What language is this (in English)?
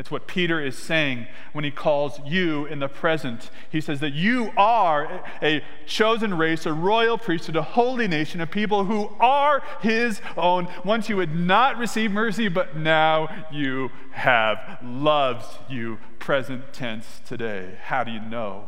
English